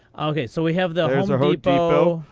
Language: English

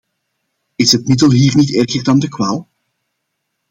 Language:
Dutch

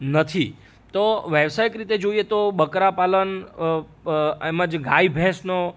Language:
Gujarati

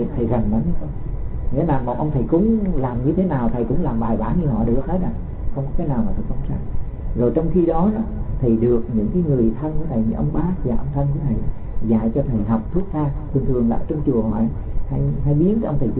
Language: Vietnamese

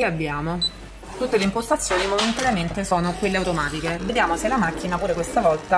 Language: Italian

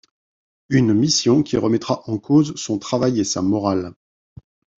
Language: French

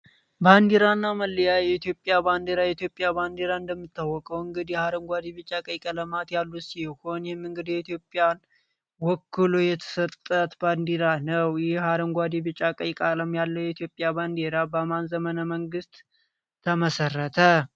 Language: Amharic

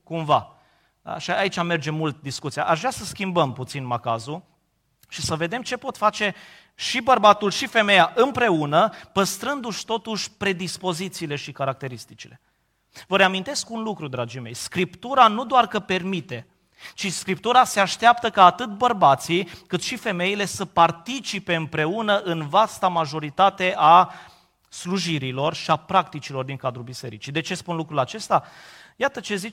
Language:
Romanian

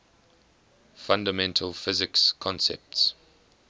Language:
English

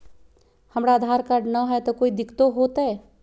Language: Magahi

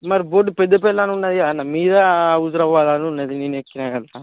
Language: Telugu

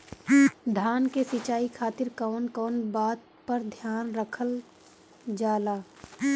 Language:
Bhojpuri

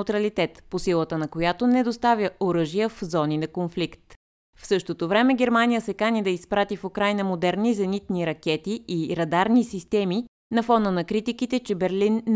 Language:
Bulgarian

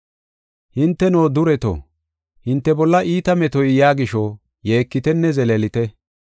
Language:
Gofa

